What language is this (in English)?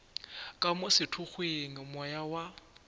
Northern Sotho